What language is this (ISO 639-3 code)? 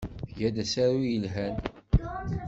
kab